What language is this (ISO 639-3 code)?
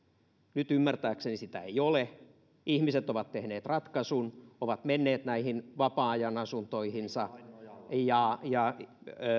fin